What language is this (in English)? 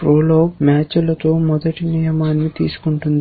Telugu